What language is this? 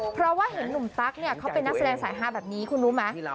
Thai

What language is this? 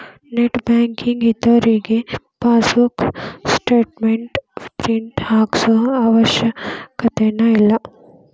Kannada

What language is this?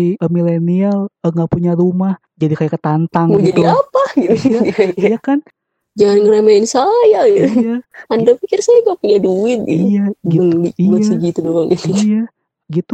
Indonesian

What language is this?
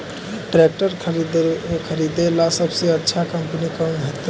Magahi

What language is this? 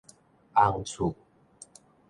Min Nan Chinese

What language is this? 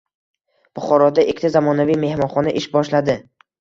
Uzbek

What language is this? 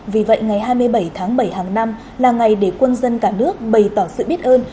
Vietnamese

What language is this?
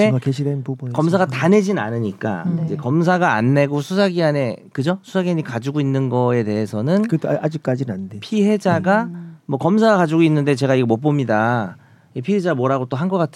Korean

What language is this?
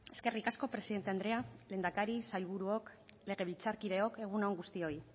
Basque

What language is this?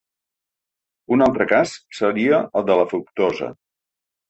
Catalan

